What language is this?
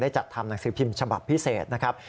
Thai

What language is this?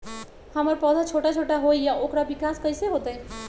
Magahi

